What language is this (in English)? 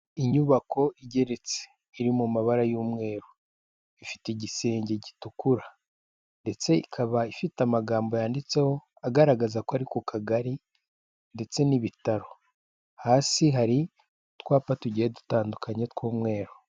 Kinyarwanda